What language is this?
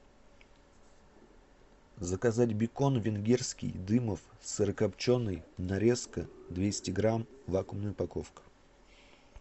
Russian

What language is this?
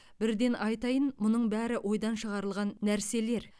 Kazakh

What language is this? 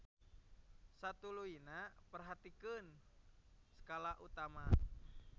Sundanese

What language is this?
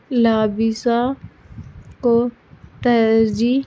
Urdu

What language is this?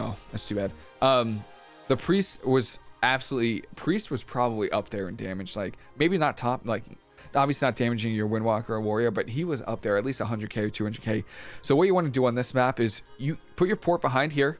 English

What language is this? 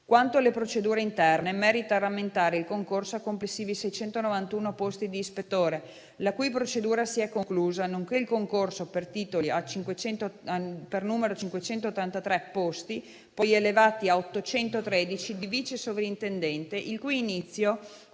Italian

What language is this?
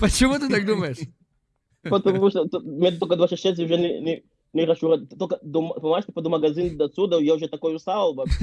Russian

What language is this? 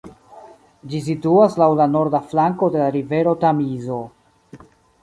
Esperanto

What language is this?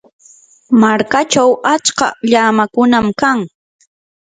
Yanahuanca Pasco Quechua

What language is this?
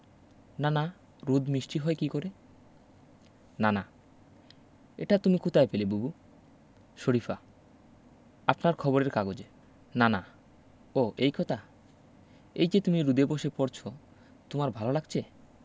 Bangla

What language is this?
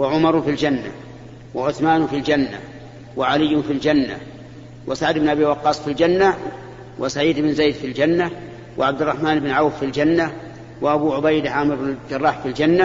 Arabic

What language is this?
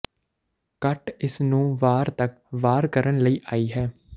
Punjabi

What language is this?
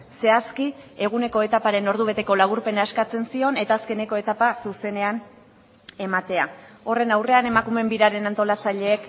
Basque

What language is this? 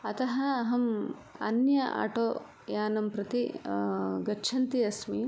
Sanskrit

